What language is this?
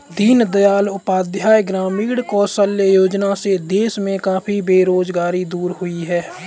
Hindi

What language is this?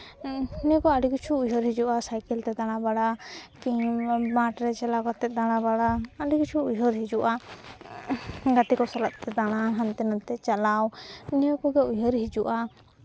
Santali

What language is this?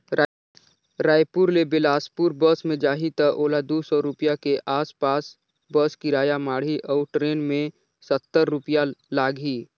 Chhattisgarhi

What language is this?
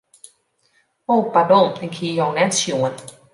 Western Frisian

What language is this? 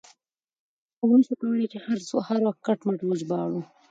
Pashto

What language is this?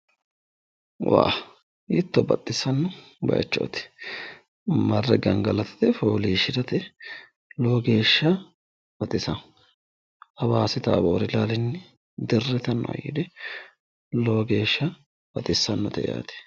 Sidamo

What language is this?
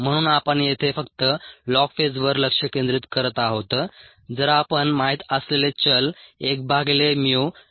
Marathi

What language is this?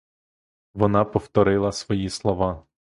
Ukrainian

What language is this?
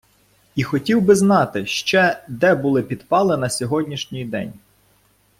Ukrainian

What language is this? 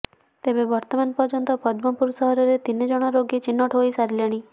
Odia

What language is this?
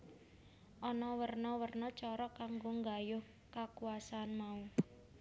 Javanese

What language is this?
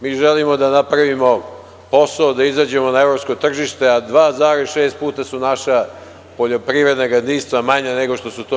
Serbian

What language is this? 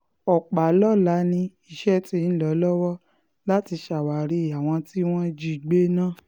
Yoruba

